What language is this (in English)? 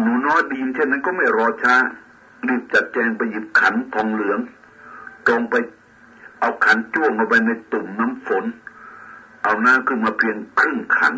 Thai